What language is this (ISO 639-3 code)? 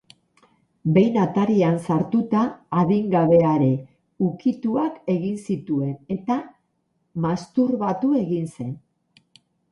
eus